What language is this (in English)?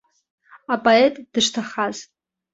Abkhazian